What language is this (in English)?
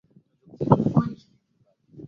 Swahili